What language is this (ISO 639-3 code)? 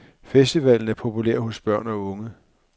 dan